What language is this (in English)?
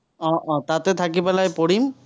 Assamese